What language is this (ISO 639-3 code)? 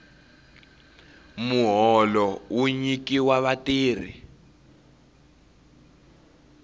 tso